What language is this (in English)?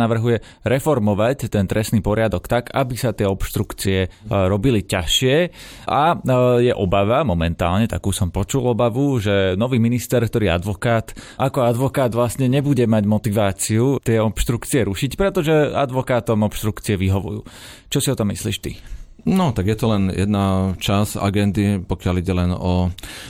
Slovak